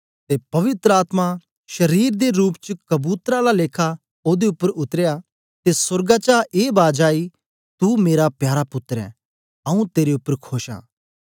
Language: Dogri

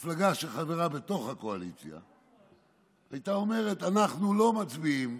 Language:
Hebrew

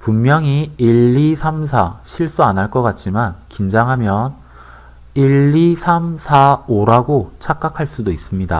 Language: Korean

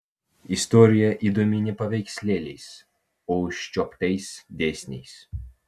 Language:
Lithuanian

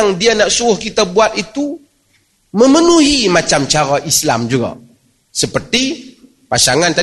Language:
Malay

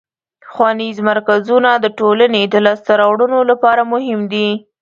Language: Pashto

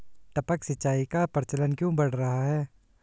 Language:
Hindi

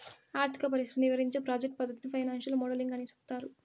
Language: Telugu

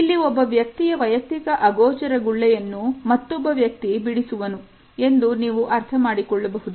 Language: Kannada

